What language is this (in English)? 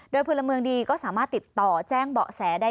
Thai